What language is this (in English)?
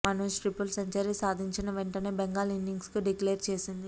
Telugu